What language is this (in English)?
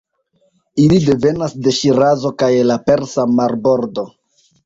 Esperanto